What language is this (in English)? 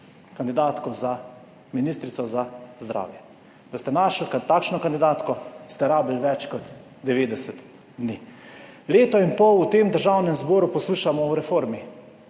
Slovenian